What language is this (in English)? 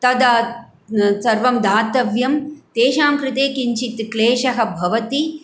Sanskrit